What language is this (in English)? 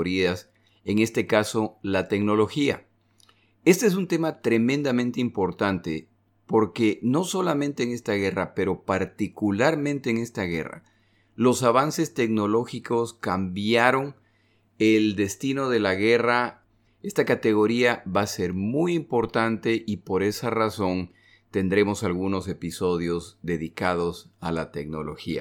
Spanish